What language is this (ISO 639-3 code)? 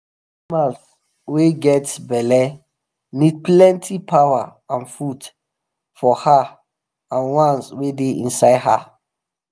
pcm